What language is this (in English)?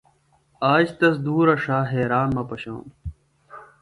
Phalura